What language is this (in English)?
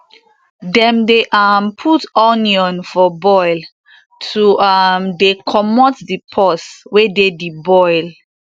Nigerian Pidgin